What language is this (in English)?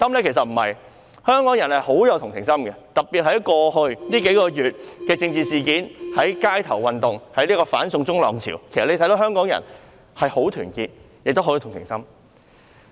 Cantonese